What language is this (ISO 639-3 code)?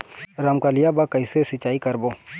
hne